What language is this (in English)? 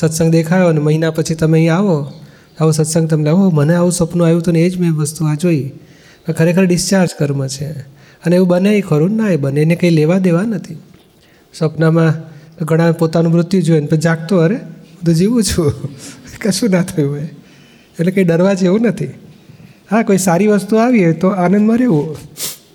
Gujarati